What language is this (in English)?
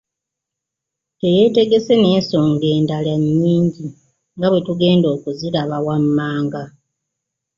Ganda